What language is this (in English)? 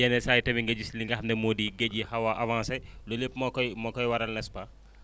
Wolof